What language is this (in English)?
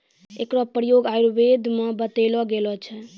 Maithili